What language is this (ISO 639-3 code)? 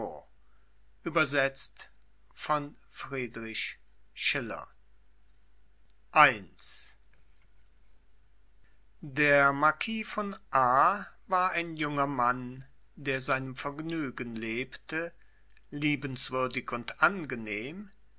deu